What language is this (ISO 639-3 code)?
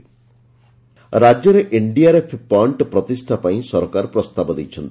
ori